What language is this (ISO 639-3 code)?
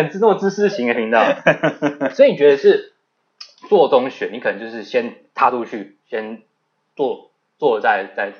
zho